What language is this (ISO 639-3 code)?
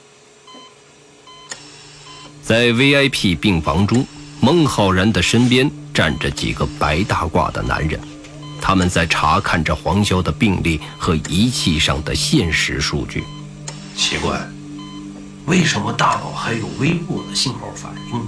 zho